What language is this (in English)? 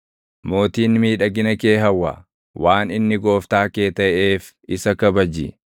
Oromo